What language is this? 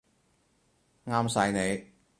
Cantonese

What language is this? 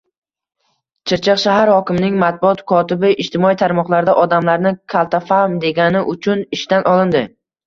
Uzbek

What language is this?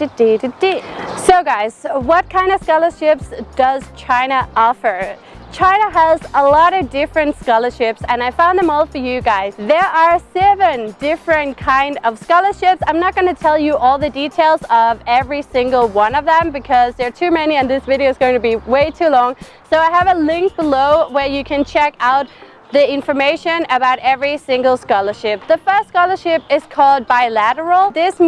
English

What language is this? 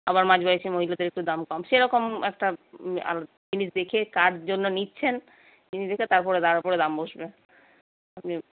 Bangla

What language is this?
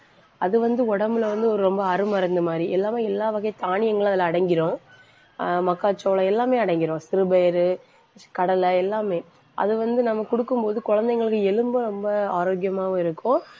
Tamil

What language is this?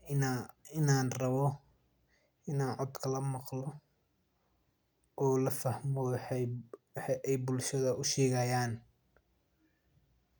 Somali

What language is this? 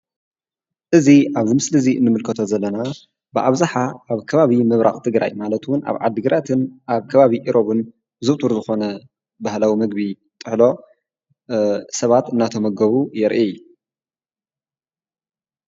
Tigrinya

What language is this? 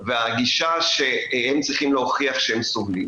Hebrew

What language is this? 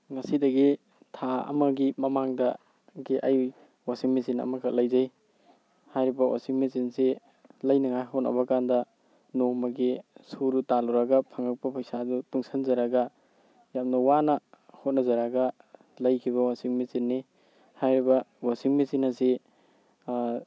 Manipuri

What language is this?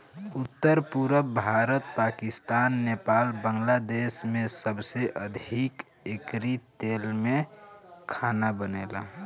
Bhojpuri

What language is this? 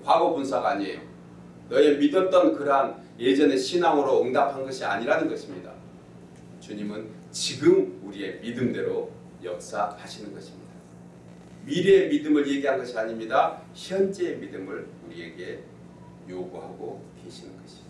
Korean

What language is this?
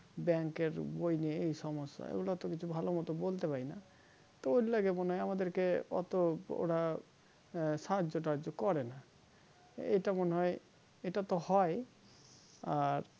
Bangla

